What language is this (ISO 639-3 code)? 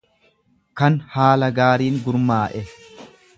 orm